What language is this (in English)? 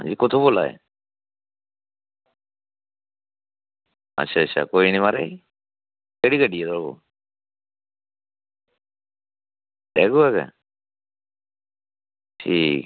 Dogri